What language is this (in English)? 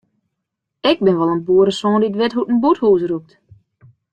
Western Frisian